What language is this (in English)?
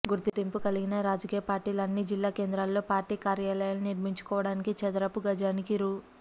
Telugu